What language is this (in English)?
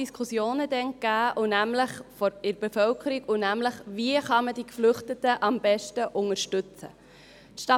Swiss German